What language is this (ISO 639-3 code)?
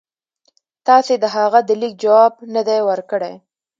pus